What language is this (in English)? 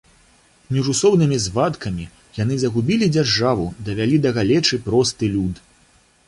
Belarusian